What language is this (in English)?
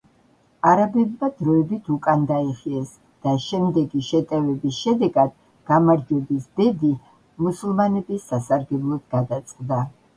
Georgian